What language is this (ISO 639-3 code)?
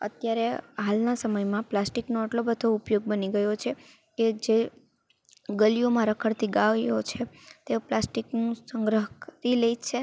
guj